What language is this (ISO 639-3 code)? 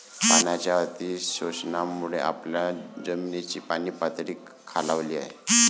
mar